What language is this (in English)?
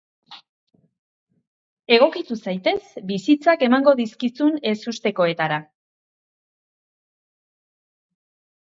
Basque